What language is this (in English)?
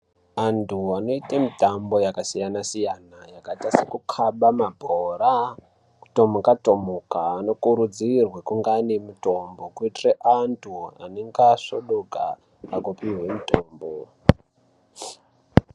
Ndau